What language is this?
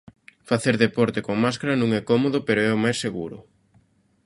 Galician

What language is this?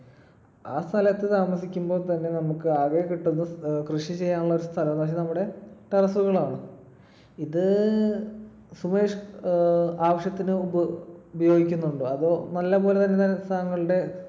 Malayalam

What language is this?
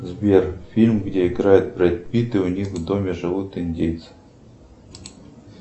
Russian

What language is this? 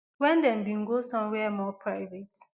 Nigerian Pidgin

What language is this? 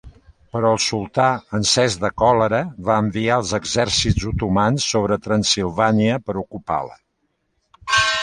Catalan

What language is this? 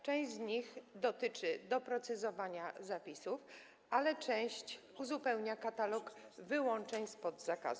Polish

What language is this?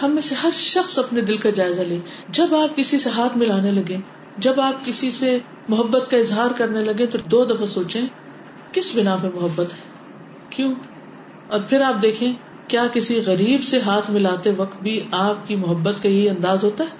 Urdu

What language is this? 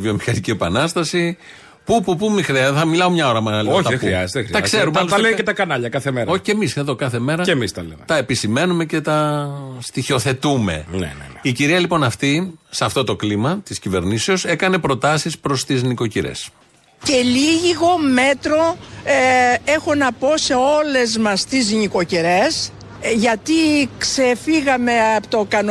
Greek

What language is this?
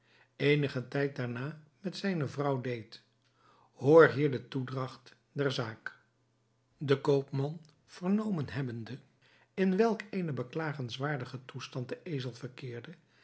Dutch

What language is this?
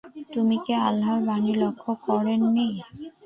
Bangla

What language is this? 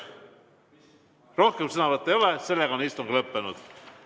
Estonian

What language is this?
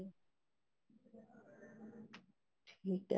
Punjabi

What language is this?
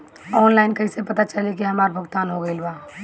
Bhojpuri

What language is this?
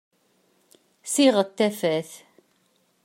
Kabyle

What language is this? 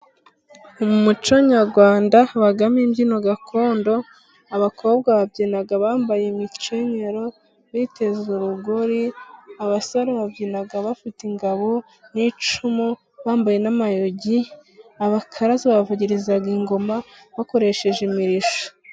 Kinyarwanda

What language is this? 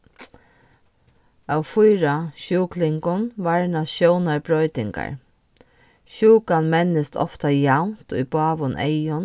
Faroese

